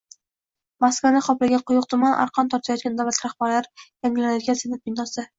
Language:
Uzbek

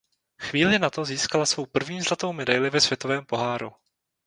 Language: Czech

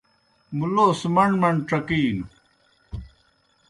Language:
Kohistani Shina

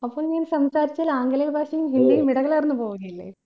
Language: Malayalam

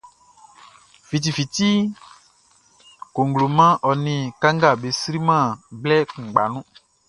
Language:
Baoulé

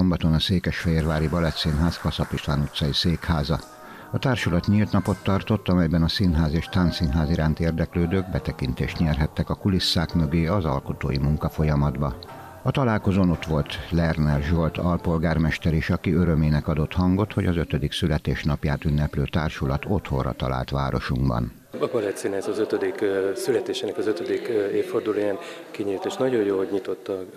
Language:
Hungarian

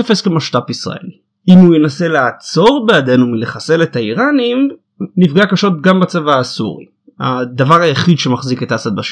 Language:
Hebrew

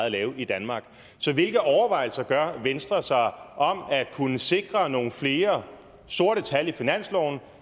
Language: Danish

